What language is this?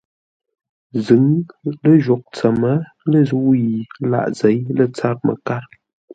Ngombale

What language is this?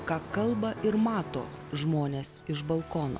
Lithuanian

